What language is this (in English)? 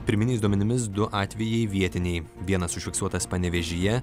Lithuanian